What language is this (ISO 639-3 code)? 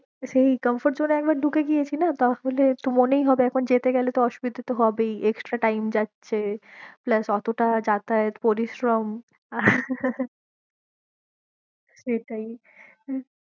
ben